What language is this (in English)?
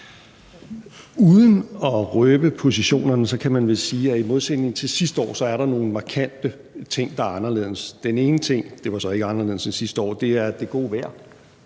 Danish